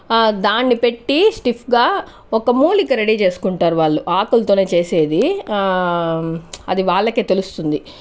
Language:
Telugu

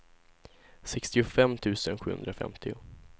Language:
Swedish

